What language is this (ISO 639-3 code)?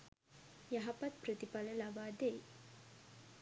sin